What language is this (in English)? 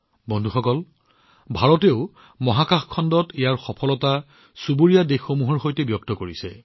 Assamese